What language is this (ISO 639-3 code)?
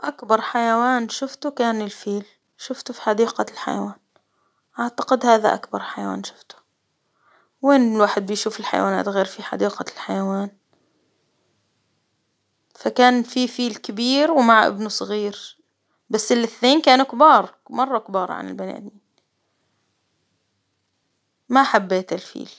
acw